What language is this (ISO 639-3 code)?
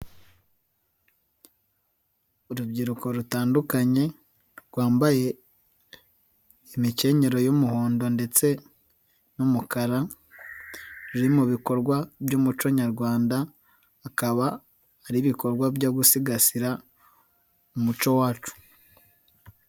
kin